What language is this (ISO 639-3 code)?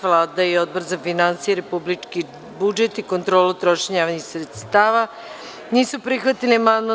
srp